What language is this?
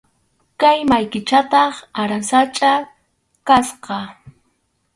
Arequipa-La Unión Quechua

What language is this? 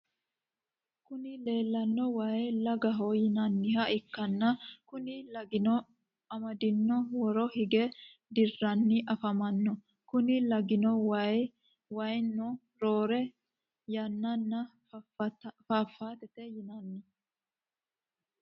Sidamo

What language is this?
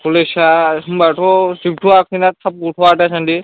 Bodo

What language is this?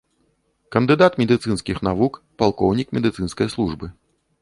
Belarusian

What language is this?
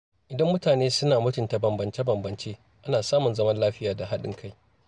Hausa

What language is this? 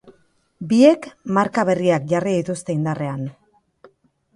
Basque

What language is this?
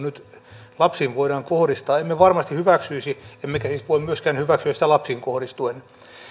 Finnish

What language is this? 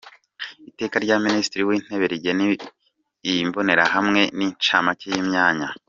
Kinyarwanda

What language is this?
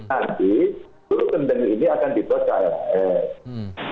Indonesian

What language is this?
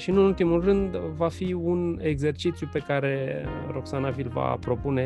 Romanian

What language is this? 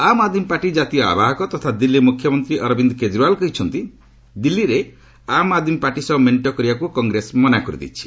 Odia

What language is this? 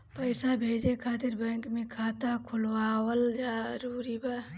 Bhojpuri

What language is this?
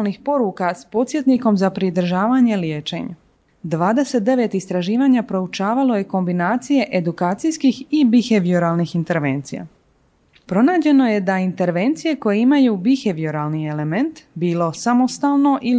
Croatian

